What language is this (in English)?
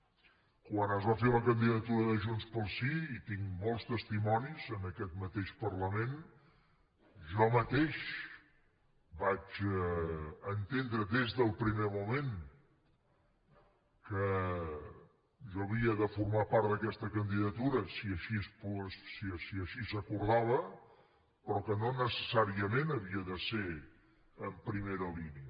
Catalan